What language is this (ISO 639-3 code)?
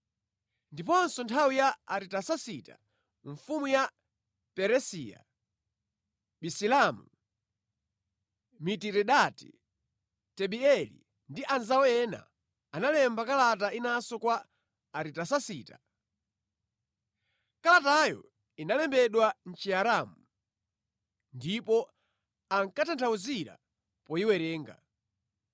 nya